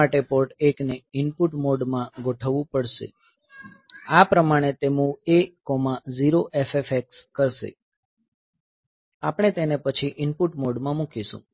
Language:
Gujarati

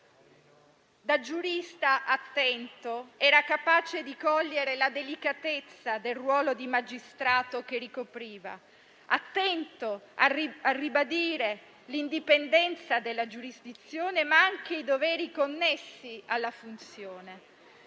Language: Italian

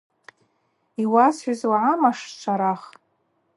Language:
Abaza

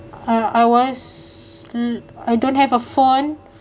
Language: English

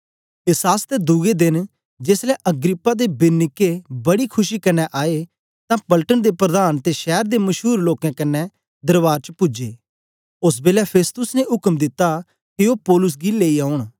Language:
Dogri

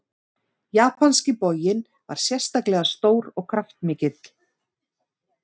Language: Icelandic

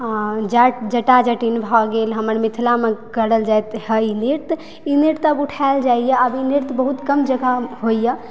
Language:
Maithili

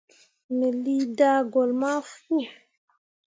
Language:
Mundang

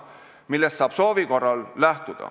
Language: Estonian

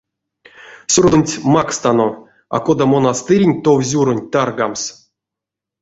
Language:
Erzya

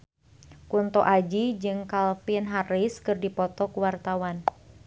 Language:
Sundanese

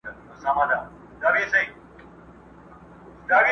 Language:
Pashto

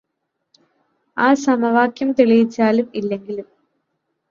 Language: Malayalam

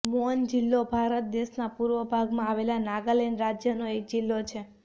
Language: Gujarati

